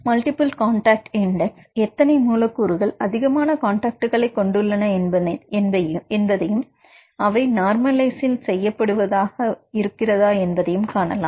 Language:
Tamil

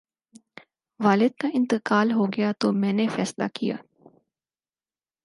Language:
Urdu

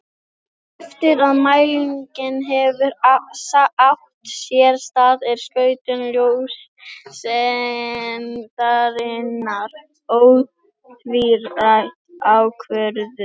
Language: Icelandic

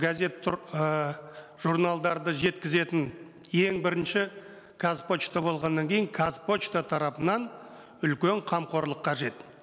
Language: Kazakh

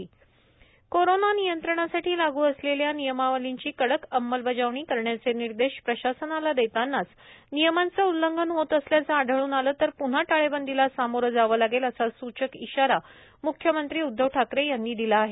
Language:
Marathi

